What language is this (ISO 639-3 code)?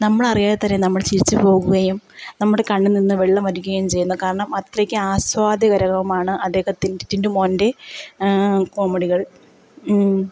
mal